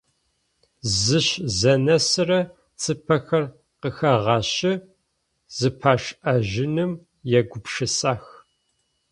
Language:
Adyghe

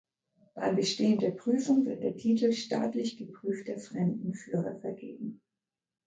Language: German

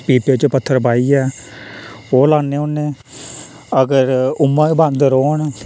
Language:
Dogri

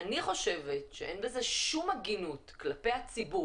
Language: Hebrew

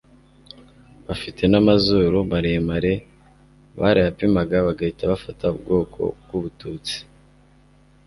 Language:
Kinyarwanda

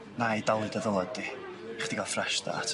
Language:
Welsh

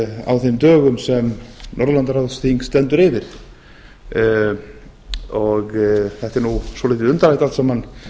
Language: Icelandic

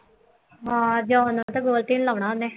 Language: Punjabi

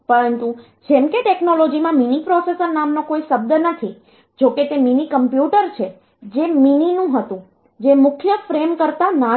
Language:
Gujarati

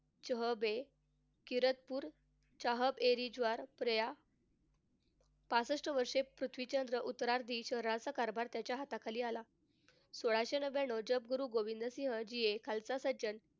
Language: Marathi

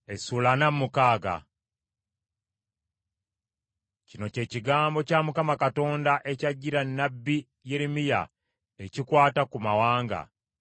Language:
Ganda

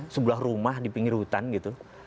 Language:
Indonesian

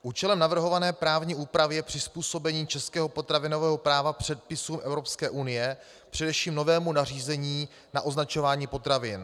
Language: Czech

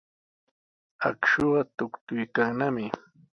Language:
Sihuas Ancash Quechua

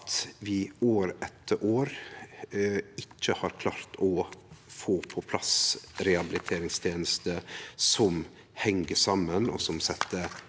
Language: Norwegian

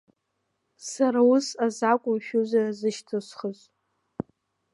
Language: Abkhazian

